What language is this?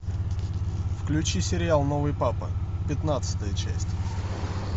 Russian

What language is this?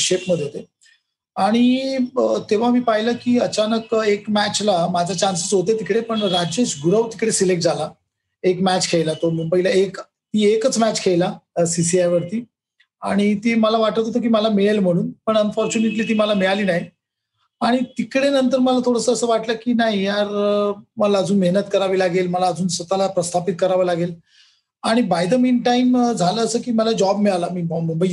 Marathi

